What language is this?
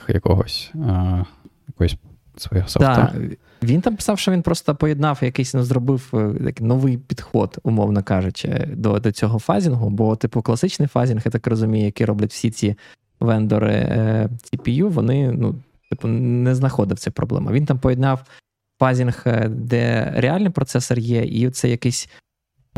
Ukrainian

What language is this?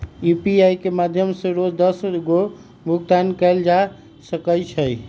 Magahi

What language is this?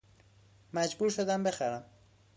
Persian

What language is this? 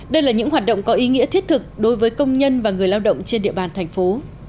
Vietnamese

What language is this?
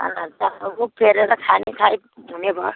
Nepali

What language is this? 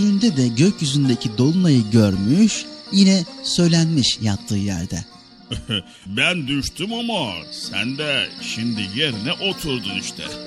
Turkish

